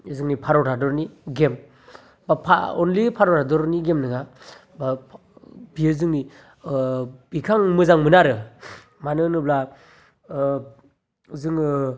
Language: Bodo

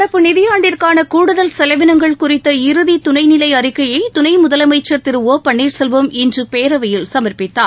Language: Tamil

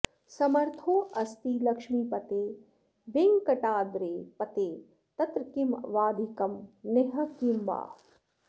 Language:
Sanskrit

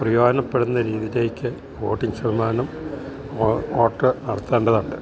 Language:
Malayalam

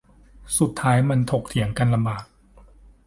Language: Thai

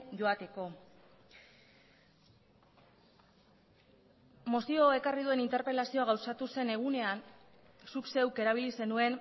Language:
Basque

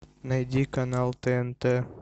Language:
Russian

